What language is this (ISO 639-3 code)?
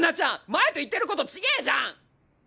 jpn